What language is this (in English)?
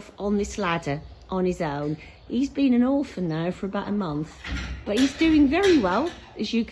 English